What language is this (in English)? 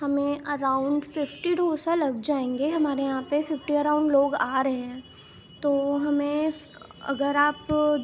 Urdu